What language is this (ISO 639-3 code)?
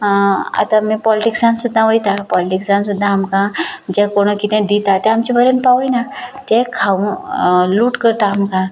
kok